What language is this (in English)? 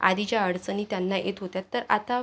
Marathi